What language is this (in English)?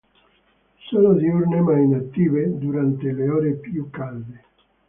Italian